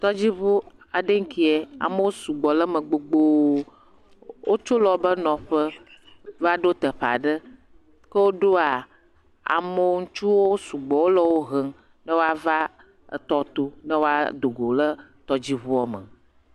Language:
Ewe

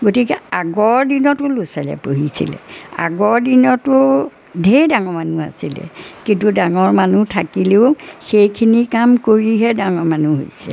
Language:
Assamese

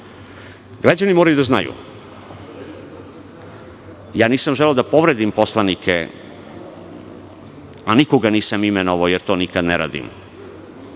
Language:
Serbian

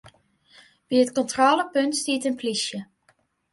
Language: Western Frisian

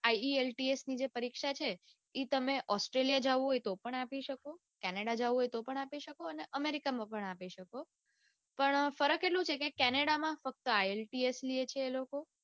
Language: Gujarati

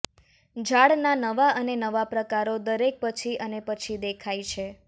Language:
Gujarati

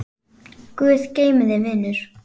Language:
Icelandic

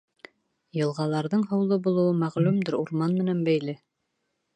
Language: Bashkir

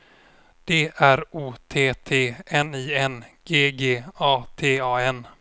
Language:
Swedish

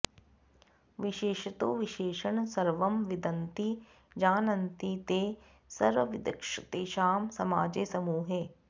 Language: Sanskrit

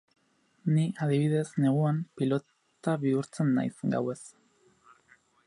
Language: Basque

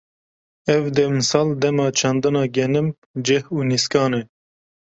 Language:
Kurdish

